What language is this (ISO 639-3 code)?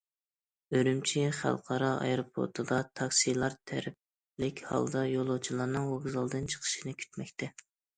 uig